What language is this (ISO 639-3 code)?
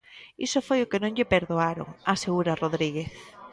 glg